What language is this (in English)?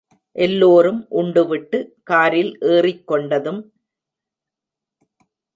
Tamil